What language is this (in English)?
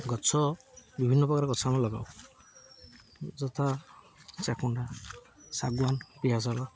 Odia